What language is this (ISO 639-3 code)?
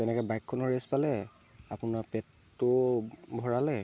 asm